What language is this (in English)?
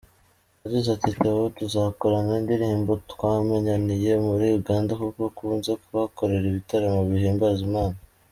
Kinyarwanda